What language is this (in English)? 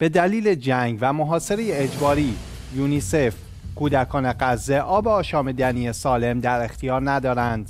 Persian